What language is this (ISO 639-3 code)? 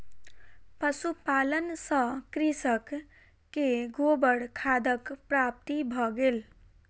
mai